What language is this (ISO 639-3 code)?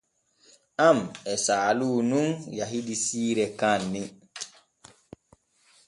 fue